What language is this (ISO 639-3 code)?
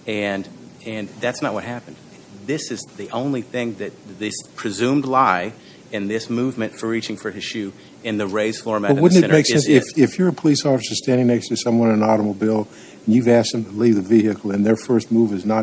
eng